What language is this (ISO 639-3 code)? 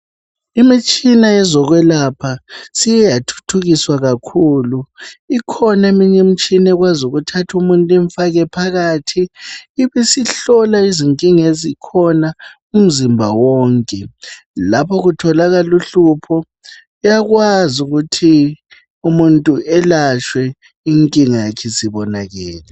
nde